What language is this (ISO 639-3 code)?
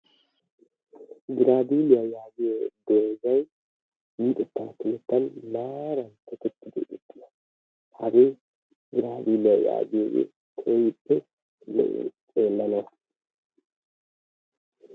wal